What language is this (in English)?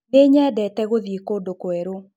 Kikuyu